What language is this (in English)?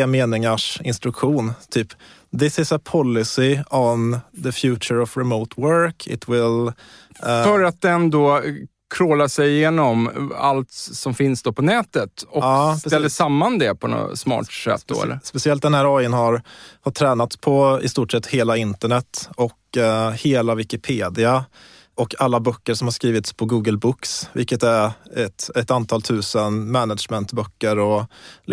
Swedish